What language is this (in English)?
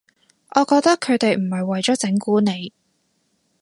Cantonese